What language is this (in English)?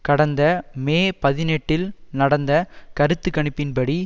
Tamil